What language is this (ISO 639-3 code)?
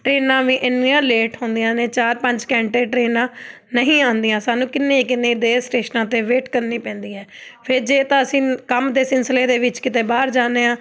pan